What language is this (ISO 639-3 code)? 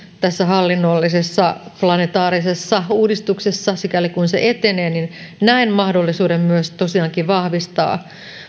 fin